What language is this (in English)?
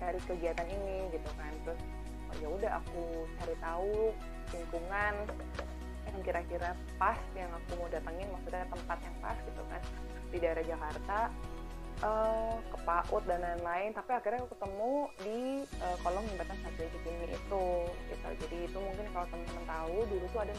Indonesian